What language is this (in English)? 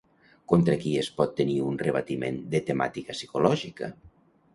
Catalan